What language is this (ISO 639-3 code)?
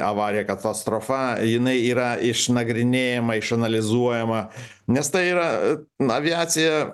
lit